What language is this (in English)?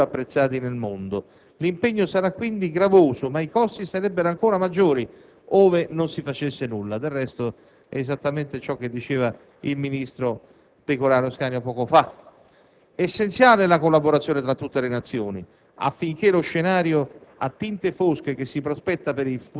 Italian